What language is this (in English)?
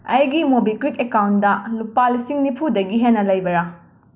Manipuri